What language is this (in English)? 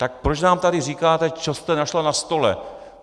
Czech